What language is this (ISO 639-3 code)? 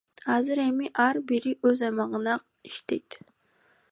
kir